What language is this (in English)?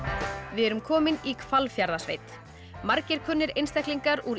Icelandic